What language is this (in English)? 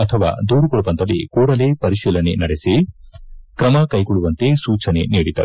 Kannada